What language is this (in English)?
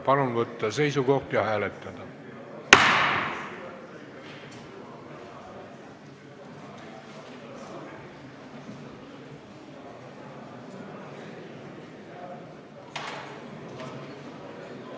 Estonian